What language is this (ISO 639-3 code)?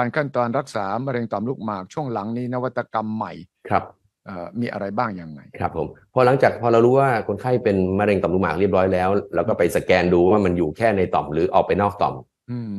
tha